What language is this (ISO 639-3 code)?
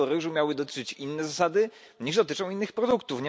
pol